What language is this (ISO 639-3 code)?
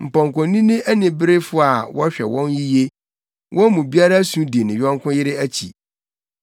aka